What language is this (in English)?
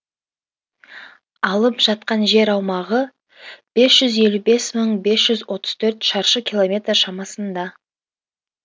Kazakh